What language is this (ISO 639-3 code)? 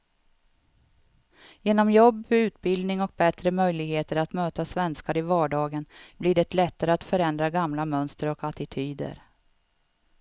swe